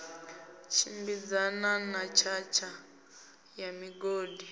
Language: Venda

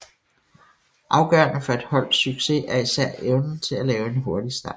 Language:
Danish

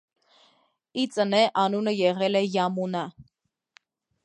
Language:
Armenian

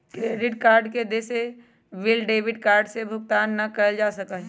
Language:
Magahi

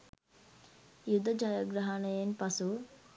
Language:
Sinhala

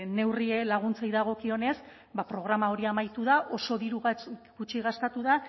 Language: Basque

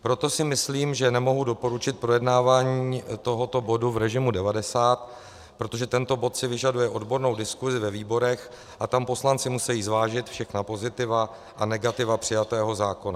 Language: Czech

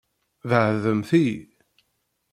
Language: Kabyle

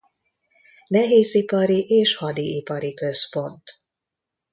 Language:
Hungarian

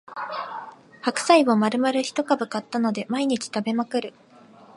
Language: Japanese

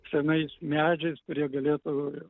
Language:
Lithuanian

